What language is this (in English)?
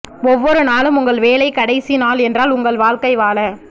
Tamil